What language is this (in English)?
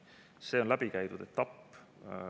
Estonian